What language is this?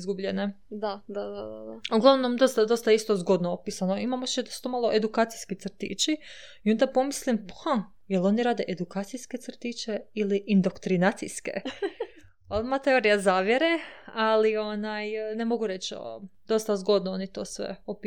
Croatian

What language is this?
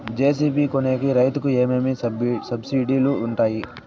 Telugu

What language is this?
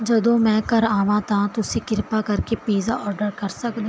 Punjabi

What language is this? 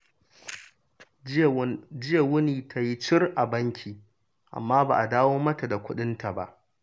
Hausa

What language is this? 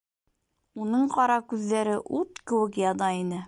Bashkir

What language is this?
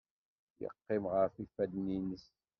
Kabyle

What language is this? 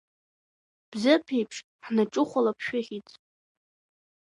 Abkhazian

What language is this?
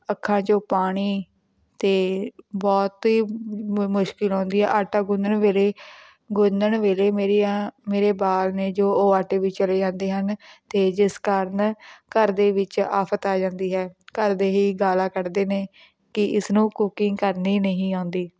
Punjabi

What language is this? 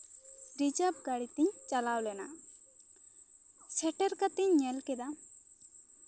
Santali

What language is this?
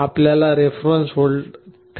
Marathi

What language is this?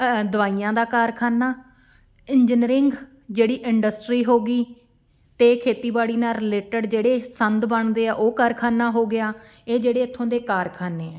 Punjabi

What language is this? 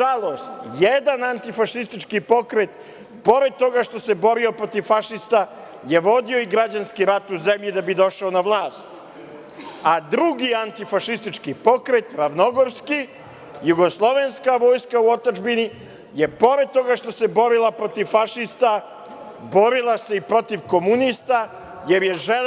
Serbian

